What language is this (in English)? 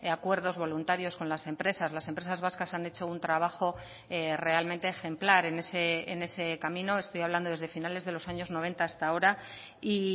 Spanish